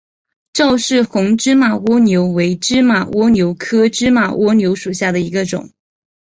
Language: Chinese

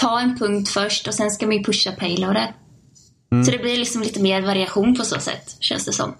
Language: Swedish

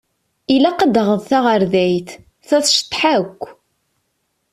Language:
Kabyle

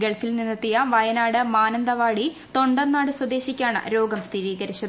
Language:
Malayalam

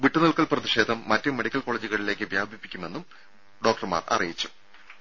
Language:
Malayalam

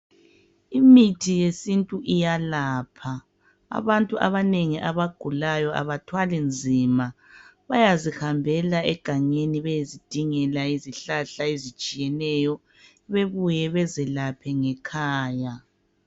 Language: North Ndebele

